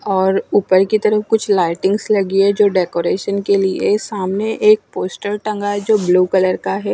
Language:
Hindi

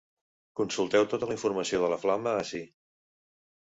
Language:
Catalan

